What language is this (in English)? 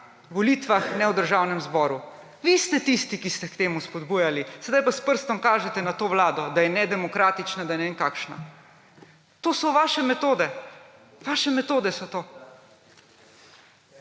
Slovenian